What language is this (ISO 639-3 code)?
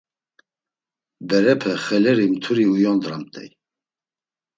lzz